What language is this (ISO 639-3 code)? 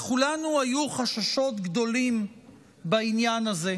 heb